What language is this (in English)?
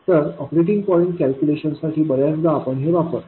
Marathi